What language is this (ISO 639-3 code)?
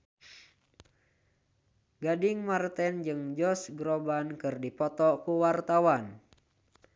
sun